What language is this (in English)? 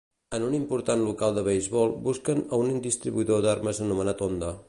Catalan